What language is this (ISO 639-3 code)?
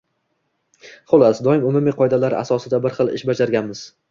uzb